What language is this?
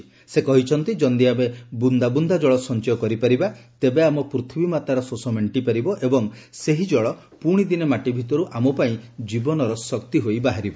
Odia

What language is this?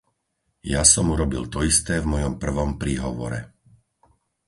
Slovak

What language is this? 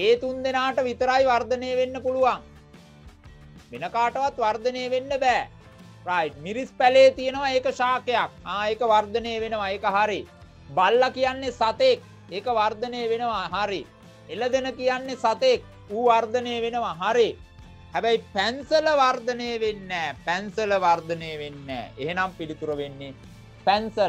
Indonesian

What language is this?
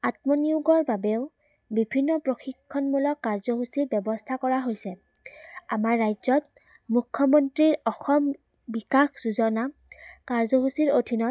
Assamese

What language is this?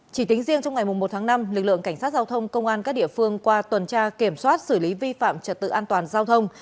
Vietnamese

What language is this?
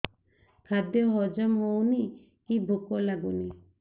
Odia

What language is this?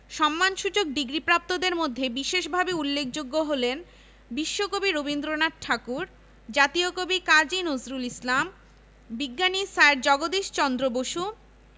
Bangla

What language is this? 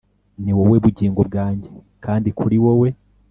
Kinyarwanda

